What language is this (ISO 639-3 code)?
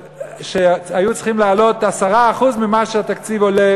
heb